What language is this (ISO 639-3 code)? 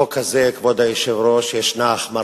heb